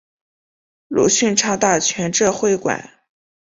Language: Chinese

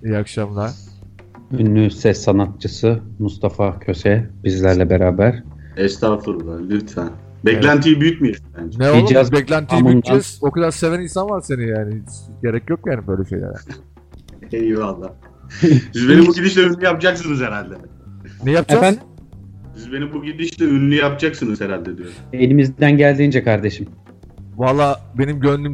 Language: Turkish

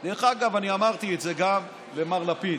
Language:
Hebrew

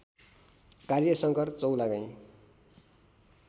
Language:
Nepali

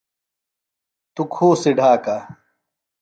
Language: Phalura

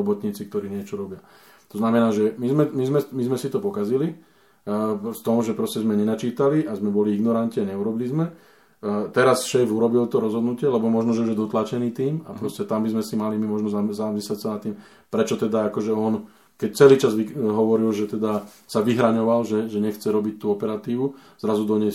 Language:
Slovak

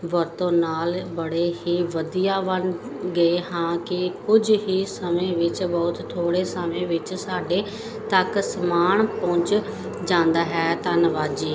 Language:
Punjabi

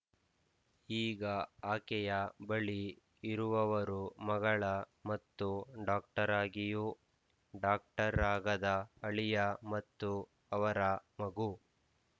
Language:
Kannada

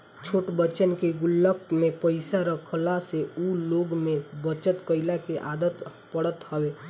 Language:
Bhojpuri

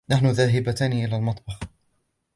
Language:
Arabic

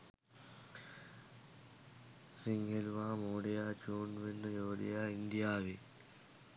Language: Sinhala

